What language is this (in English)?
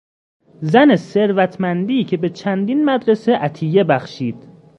Persian